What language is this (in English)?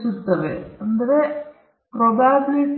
Kannada